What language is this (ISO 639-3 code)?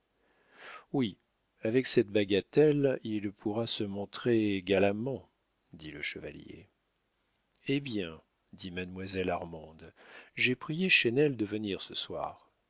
fra